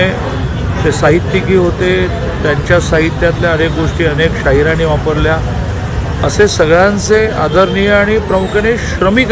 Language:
Marathi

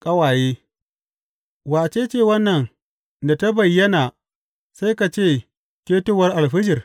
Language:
Hausa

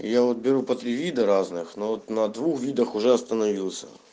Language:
Russian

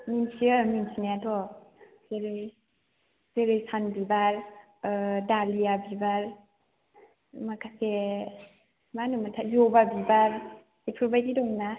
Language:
Bodo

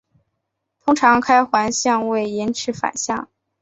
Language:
Chinese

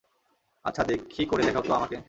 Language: Bangla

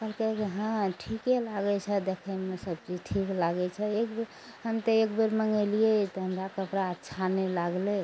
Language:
Maithili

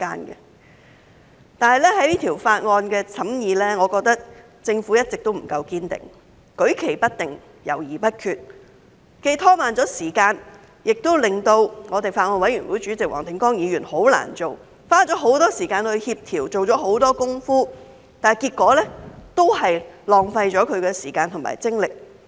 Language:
Cantonese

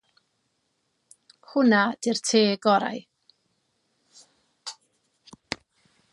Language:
Welsh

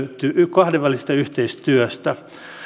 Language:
Finnish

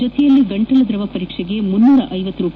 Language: Kannada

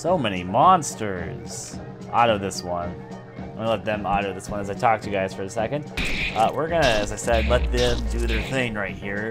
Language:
English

